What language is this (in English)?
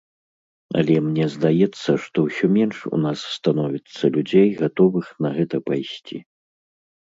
Belarusian